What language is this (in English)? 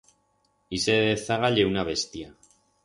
Aragonese